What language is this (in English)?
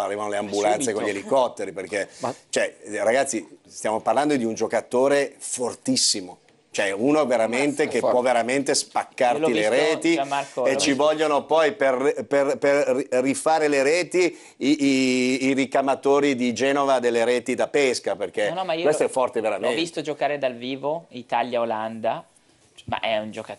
Italian